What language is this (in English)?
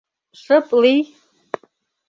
Mari